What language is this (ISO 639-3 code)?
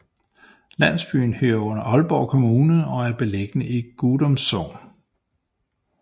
dan